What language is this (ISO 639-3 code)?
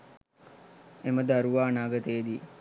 sin